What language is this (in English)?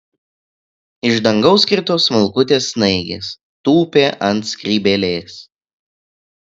Lithuanian